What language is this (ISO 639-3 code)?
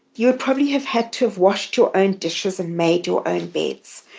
eng